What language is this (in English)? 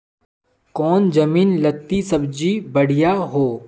Magahi